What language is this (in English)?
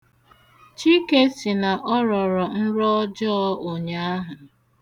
Igbo